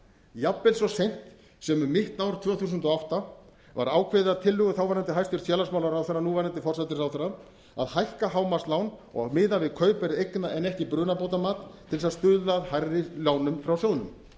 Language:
Icelandic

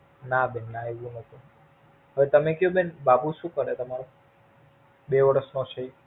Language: Gujarati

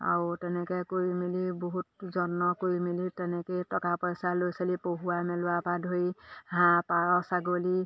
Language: Assamese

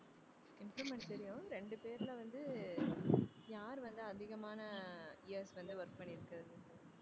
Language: Tamil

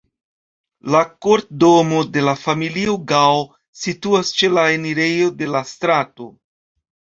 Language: Esperanto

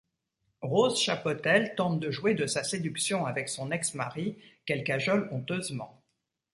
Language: French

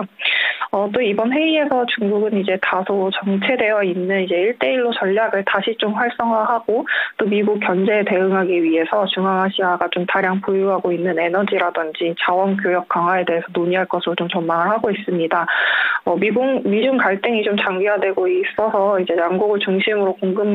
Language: Korean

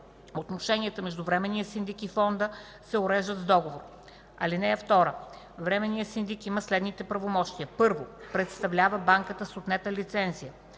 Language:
Bulgarian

